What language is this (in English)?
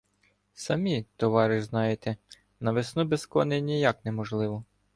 Ukrainian